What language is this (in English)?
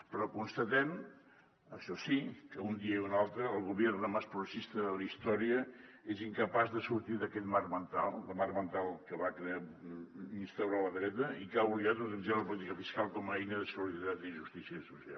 Catalan